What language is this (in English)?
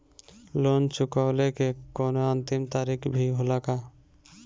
Bhojpuri